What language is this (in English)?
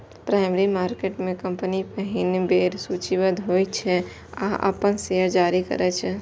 Maithili